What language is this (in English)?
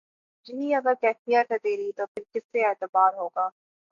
Urdu